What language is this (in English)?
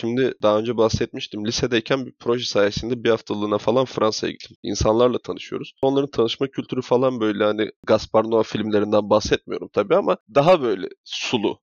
Turkish